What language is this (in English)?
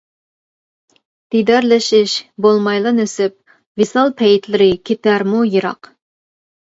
Uyghur